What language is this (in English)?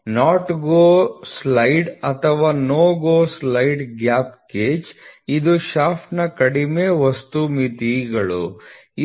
Kannada